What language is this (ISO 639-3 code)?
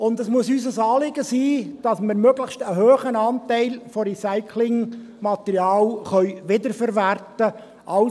gsw